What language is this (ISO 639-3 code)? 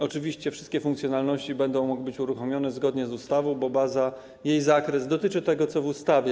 pol